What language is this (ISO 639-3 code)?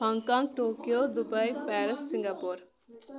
kas